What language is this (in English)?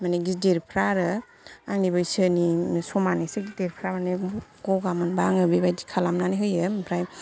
Bodo